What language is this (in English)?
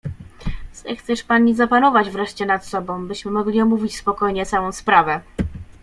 Polish